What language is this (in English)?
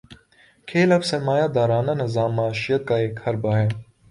Urdu